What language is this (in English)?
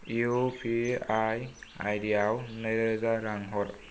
Bodo